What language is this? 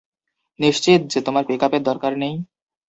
Bangla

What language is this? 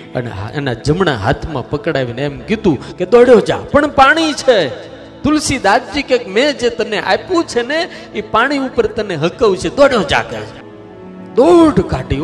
Gujarati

